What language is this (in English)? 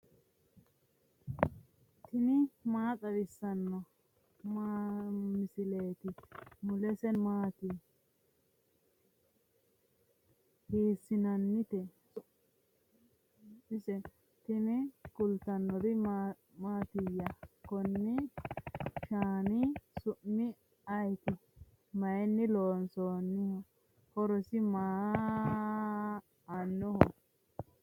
Sidamo